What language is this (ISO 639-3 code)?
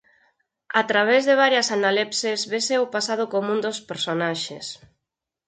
glg